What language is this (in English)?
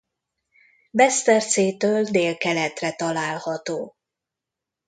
Hungarian